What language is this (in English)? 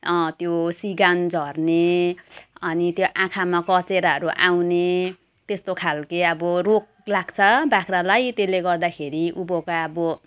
Nepali